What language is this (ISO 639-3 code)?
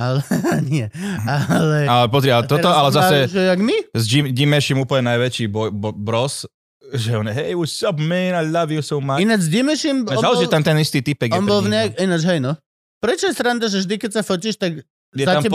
slk